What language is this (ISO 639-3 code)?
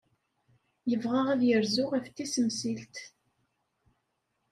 kab